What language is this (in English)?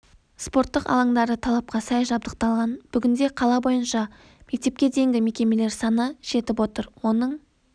Kazakh